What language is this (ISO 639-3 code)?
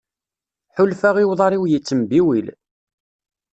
kab